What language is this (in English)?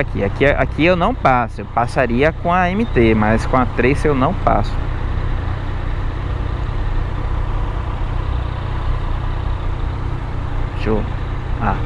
Portuguese